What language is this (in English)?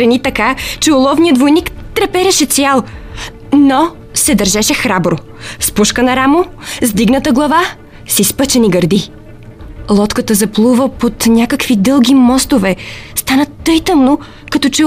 Bulgarian